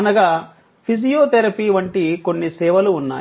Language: Telugu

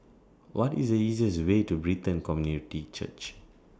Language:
English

